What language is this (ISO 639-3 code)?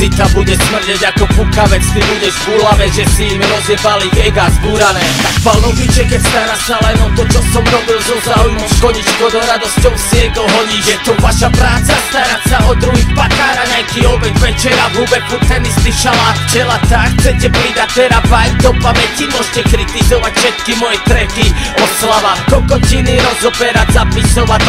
ita